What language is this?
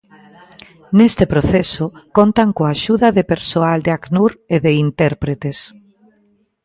Galician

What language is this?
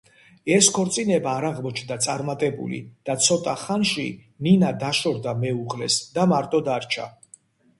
Georgian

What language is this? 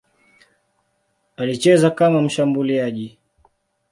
Swahili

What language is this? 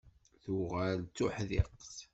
Kabyle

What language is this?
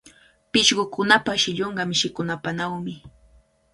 Cajatambo North Lima Quechua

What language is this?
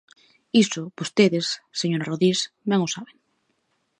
Galician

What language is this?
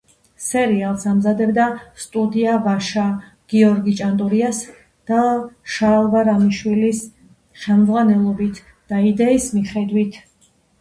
Georgian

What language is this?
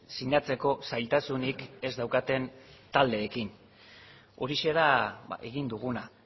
Basque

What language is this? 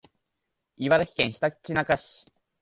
Japanese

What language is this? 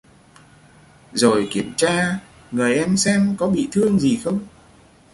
Vietnamese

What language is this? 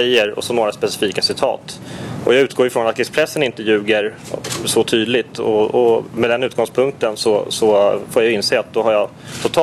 Swedish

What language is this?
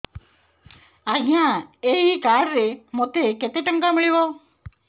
Odia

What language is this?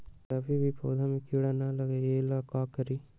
Magahi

